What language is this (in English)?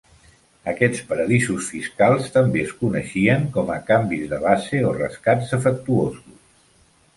Catalan